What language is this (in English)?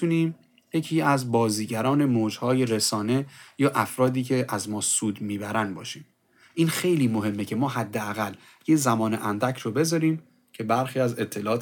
Persian